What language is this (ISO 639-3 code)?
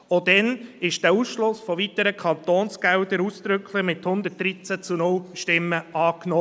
gsw